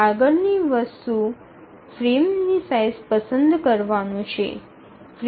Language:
Gujarati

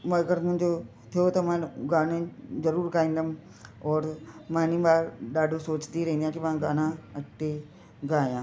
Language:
Sindhi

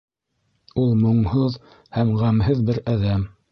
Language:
Bashkir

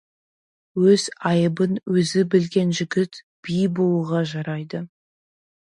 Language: Kazakh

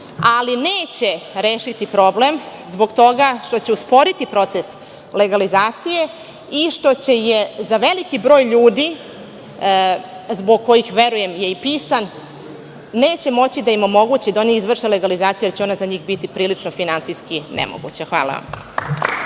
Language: Serbian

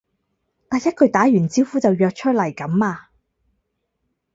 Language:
Cantonese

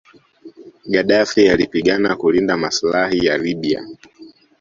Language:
Swahili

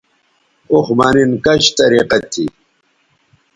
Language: Bateri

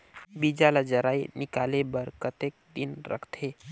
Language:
Chhattisgarhi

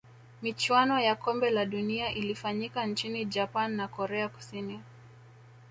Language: Swahili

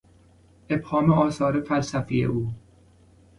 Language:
Persian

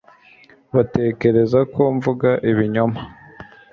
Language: Kinyarwanda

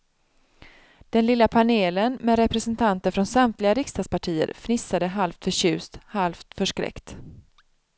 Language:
Swedish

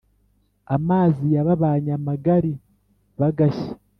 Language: Kinyarwanda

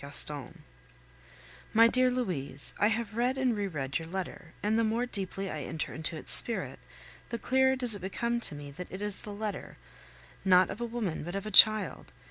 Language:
English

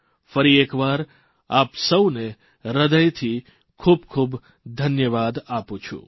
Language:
Gujarati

